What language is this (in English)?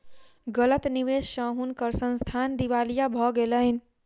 Maithili